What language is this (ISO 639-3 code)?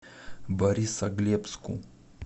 rus